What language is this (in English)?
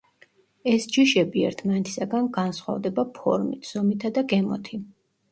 Georgian